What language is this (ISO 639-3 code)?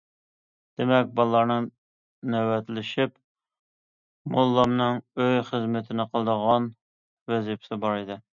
uig